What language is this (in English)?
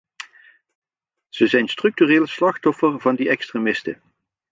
Dutch